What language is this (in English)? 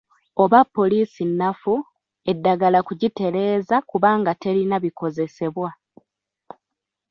Ganda